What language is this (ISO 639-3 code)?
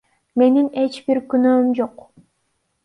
kir